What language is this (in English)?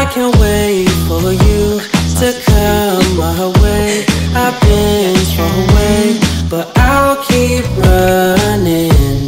English